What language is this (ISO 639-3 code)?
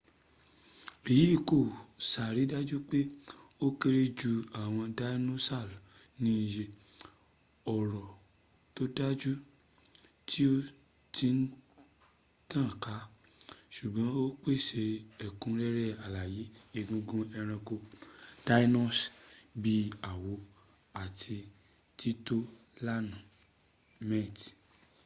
yor